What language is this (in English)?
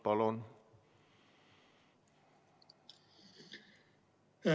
Estonian